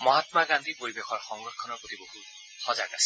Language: Assamese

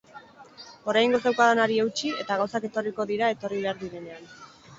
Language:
Basque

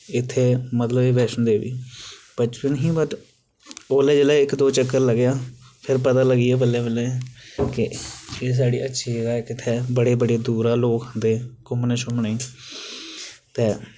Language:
Dogri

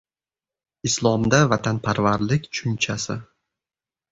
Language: Uzbek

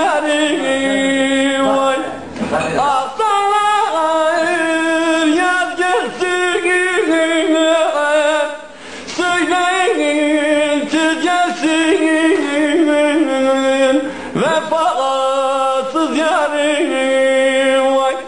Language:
Turkish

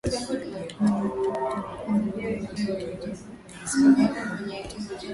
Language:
Swahili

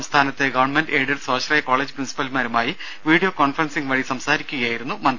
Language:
Malayalam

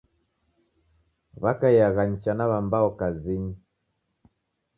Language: Taita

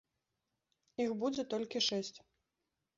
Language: Belarusian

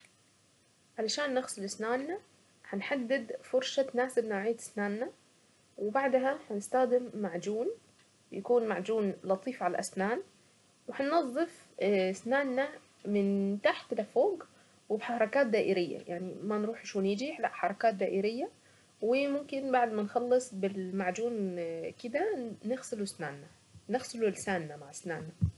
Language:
Saidi Arabic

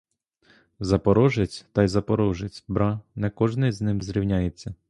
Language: Ukrainian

